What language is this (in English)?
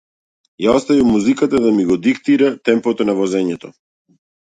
Macedonian